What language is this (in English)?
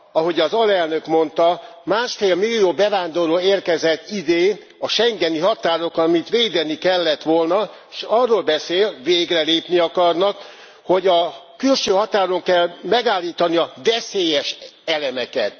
Hungarian